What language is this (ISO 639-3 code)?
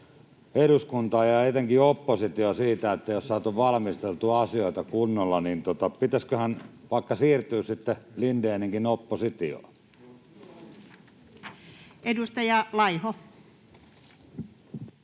fin